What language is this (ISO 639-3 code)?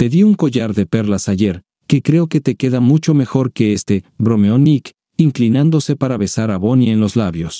spa